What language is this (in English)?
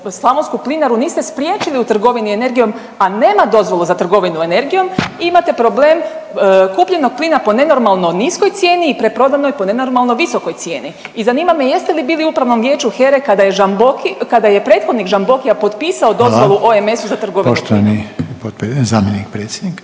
Croatian